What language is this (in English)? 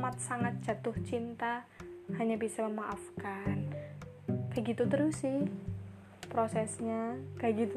Indonesian